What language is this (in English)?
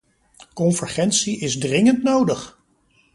Dutch